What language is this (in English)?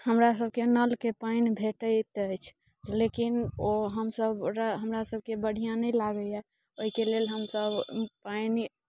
Maithili